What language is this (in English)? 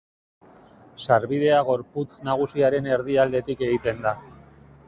Basque